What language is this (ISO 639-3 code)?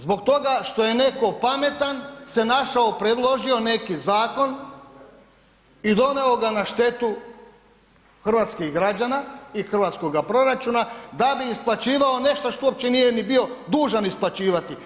hrv